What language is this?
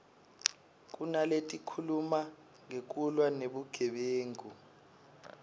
Swati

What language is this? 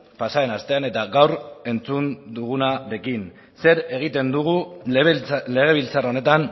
Basque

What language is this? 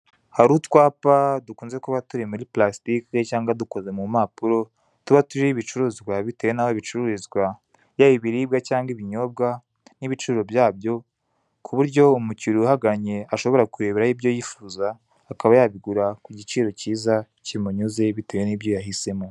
Kinyarwanda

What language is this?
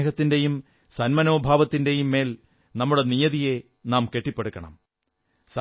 Malayalam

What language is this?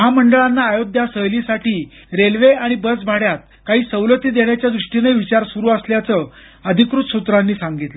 Marathi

